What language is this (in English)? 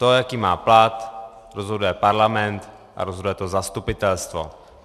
Czech